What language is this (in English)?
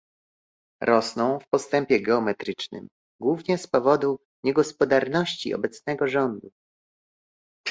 Polish